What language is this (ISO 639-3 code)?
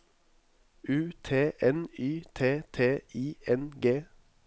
nor